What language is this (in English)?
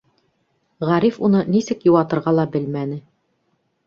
Bashkir